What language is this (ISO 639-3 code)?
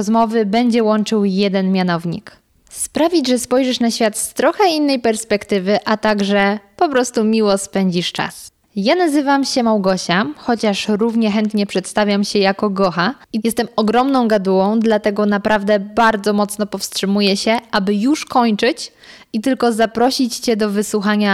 pol